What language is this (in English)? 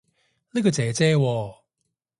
Cantonese